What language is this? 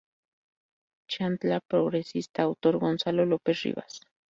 Spanish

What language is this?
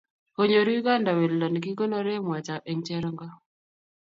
Kalenjin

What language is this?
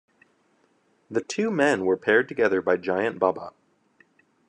English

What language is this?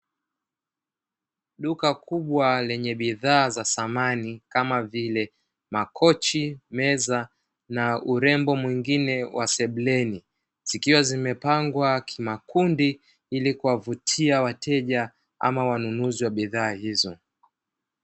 Swahili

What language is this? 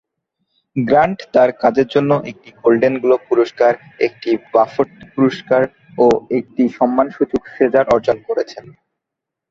Bangla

